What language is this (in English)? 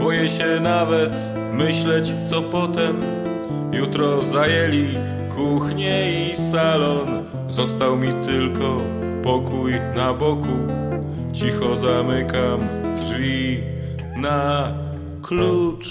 Polish